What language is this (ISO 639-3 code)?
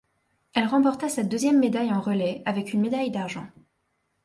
fra